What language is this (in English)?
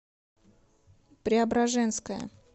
Russian